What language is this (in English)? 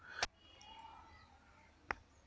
Telugu